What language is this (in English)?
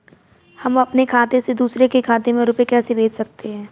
Hindi